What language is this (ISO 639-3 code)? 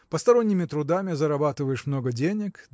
rus